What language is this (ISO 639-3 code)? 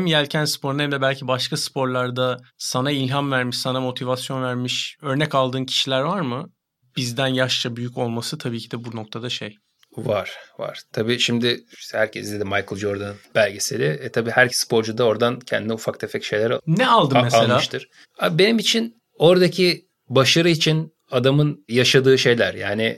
tur